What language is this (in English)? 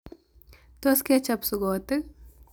Kalenjin